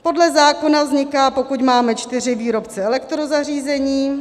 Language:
Czech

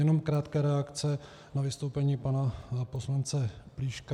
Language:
Czech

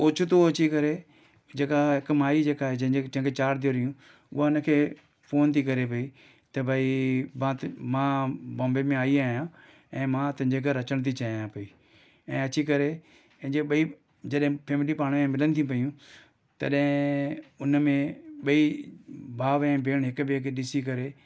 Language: Sindhi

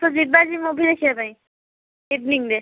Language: Odia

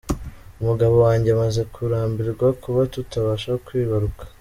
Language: Kinyarwanda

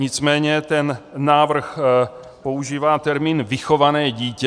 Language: Czech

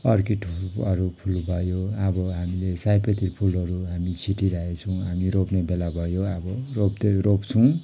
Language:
Nepali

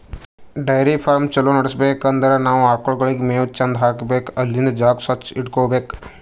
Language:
Kannada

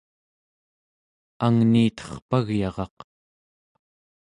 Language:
Central Yupik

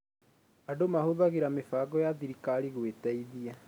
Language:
Kikuyu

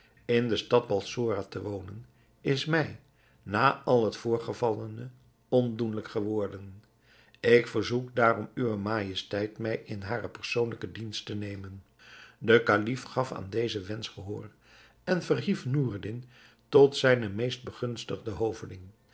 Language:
Dutch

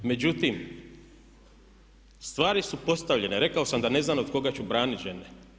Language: Croatian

